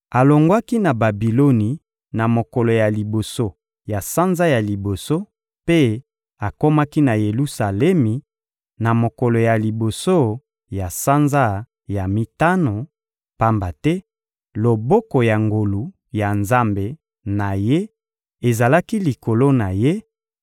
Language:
Lingala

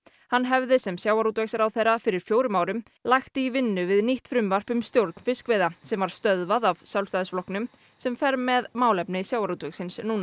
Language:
Icelandic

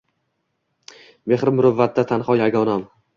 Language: Uzbek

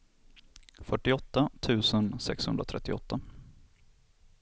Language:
Swedish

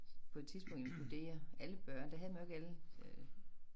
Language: Danish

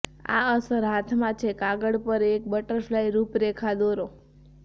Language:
Gujarati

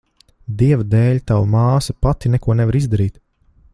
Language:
Latvian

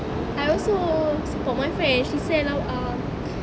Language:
English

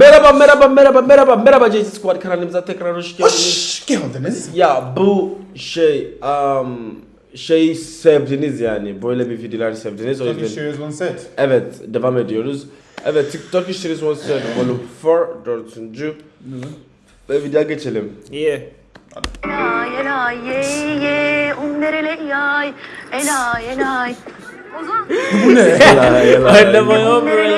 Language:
Turkish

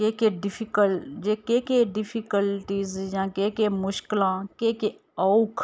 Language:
Dogri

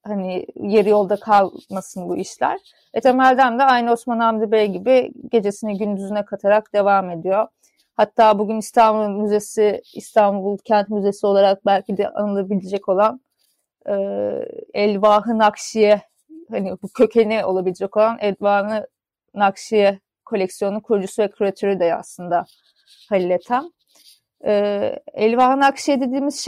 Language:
Turkish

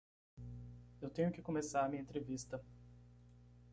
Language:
Portuguese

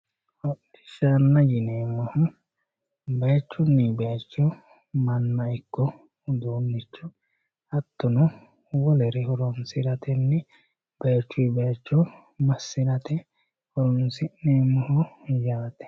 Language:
Sidamo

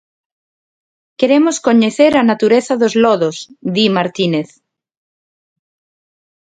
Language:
Galician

